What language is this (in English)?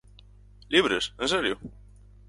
Galician